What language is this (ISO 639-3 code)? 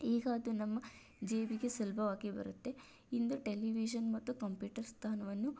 kan